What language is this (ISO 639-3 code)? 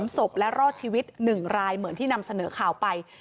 tha